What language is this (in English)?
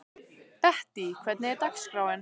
Icelandic